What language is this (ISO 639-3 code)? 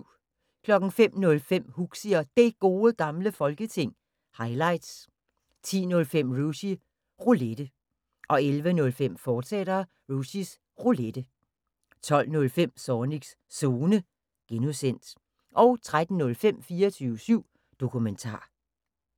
dan